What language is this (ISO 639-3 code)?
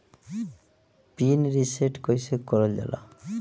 bho